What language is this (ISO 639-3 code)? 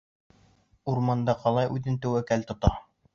bak